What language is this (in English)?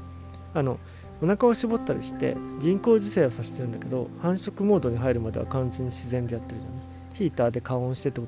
Japanese